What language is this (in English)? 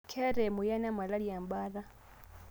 Masai